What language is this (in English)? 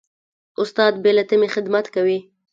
Pashto